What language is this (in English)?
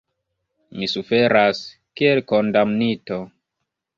Esperanto